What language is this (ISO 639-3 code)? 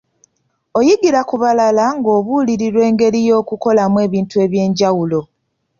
lug